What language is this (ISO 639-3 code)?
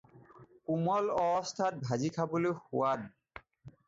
asm